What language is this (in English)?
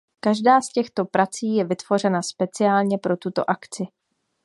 Czech